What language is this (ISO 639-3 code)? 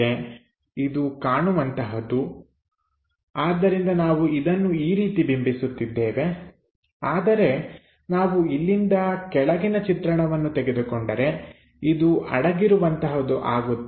kan